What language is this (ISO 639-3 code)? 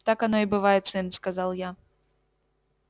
rus